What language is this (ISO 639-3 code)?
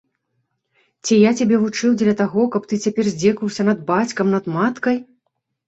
bel